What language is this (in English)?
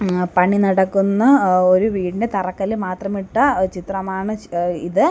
Malayalam